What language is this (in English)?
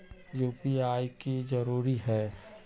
Magahi